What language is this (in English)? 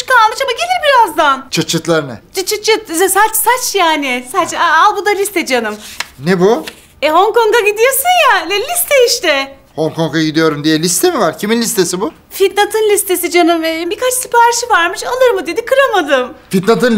Turkish